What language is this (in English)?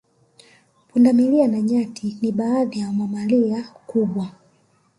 Swahili